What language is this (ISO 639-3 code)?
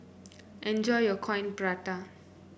eng